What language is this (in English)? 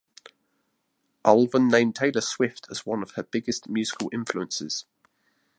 English